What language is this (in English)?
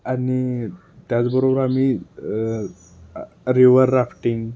Marathi